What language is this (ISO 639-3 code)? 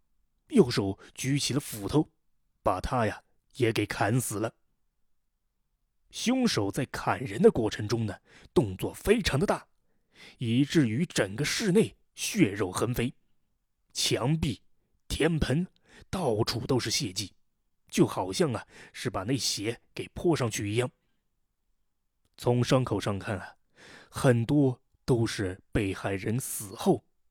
zho